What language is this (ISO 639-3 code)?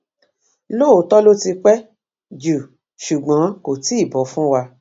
yor